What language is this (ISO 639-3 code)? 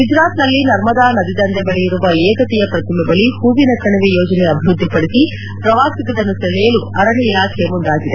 kan